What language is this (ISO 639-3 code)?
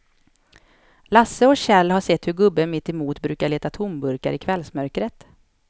swe